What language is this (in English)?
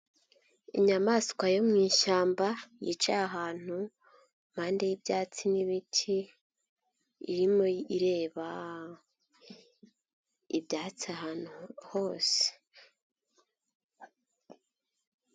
Kinyarwanda